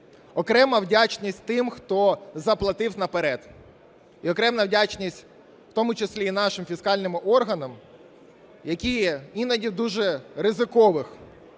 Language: Ukrainian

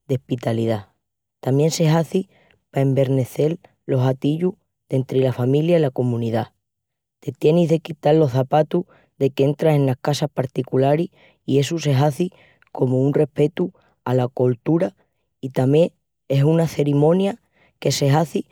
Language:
Extremaduran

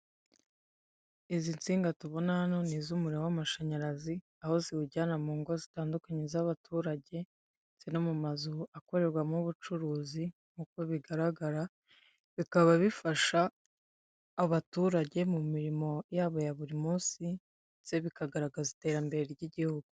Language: Kinyarwanda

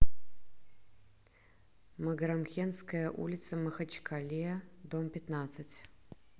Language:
Russian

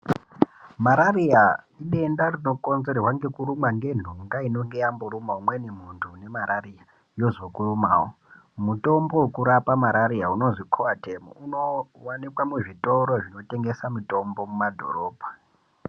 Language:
Ndau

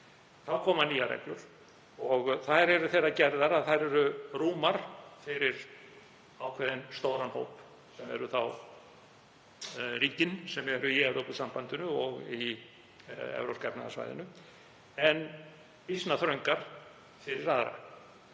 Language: Icelandic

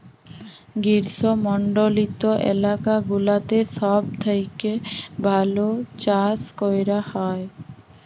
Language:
Bangla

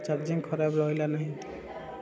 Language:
Odia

